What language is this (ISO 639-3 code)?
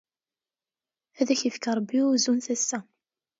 kab